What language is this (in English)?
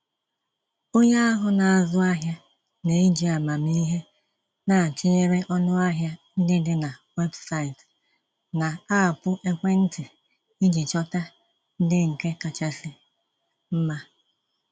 Igbo